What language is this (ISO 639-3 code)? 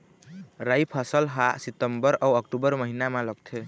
hne